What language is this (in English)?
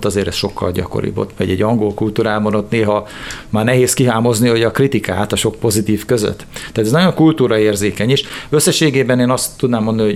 Hungarian